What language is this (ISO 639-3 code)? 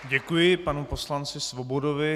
ces